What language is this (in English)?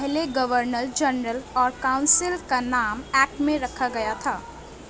Urdu